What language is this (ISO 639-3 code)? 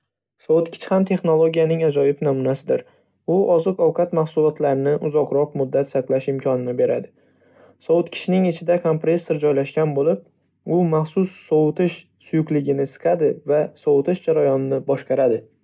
uzb